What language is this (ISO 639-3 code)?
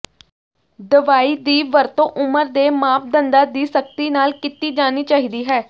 pan